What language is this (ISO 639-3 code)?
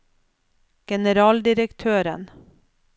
nor